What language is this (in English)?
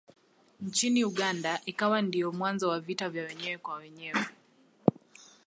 Swahili